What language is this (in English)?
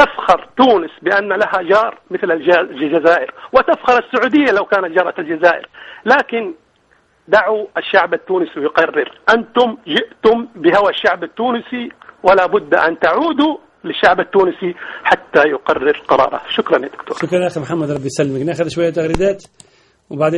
Arabic